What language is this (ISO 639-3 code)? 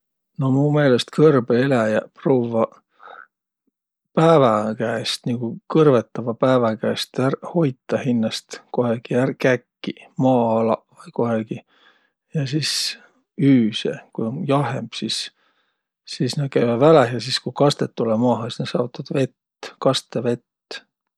vro